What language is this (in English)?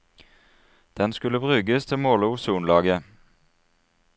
Norwegian